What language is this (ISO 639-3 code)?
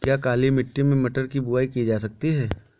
hin